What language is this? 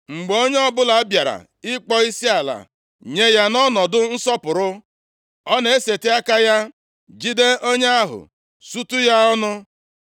Igbo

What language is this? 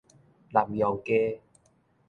Min Nan Chinese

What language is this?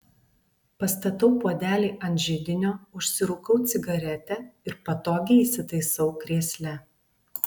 Lithuanian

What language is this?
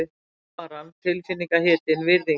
Icelandic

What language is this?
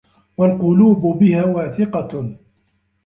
Arabic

